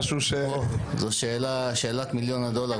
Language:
Hebrew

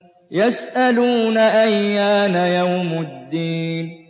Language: Arabic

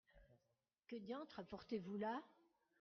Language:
French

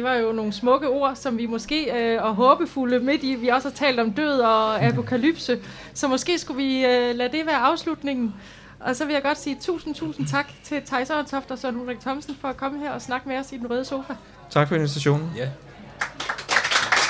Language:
Danish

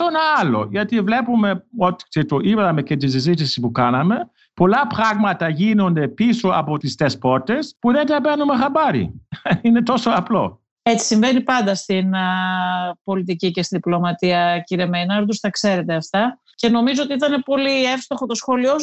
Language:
Greek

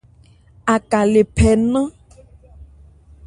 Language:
Ebrié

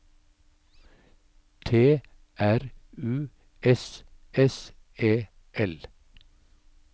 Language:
Norwegian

